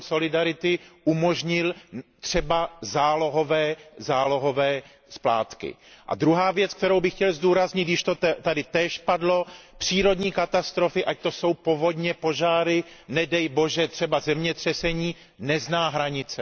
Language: Czech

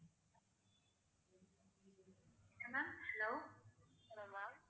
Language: Tamil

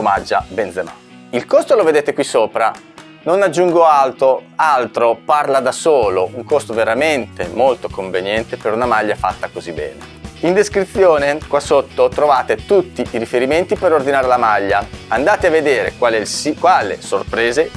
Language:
Italian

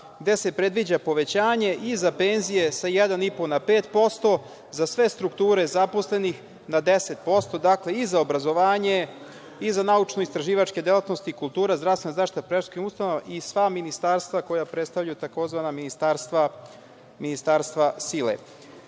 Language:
Serbian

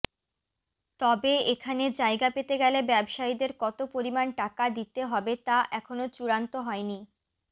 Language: Bangla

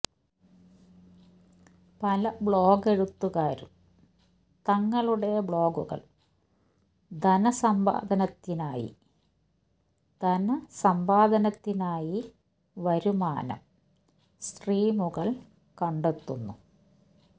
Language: Malayalam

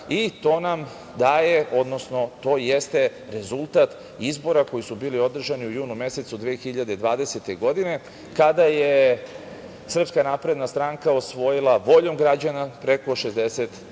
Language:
Serbian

